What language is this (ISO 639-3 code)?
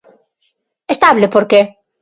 glg